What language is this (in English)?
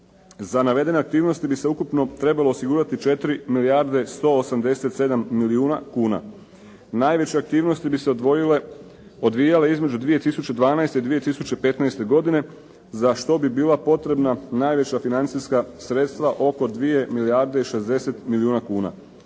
Croatian